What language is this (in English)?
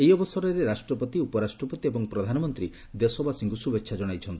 Odia